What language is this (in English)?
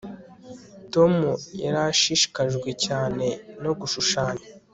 Kinyarwanda